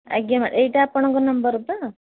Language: Odia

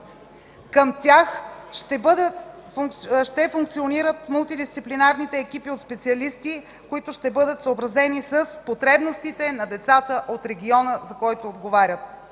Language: Bulgarian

